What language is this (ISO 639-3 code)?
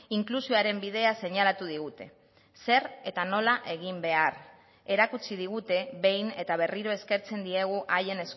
eus